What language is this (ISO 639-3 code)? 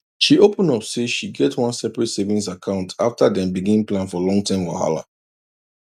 pcm